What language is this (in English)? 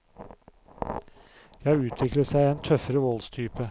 Norwegian